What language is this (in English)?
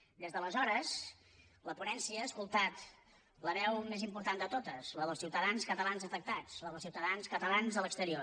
Catalan